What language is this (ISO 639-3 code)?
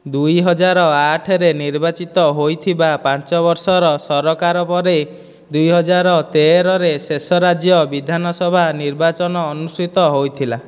ori